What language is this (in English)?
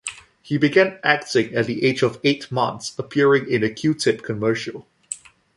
English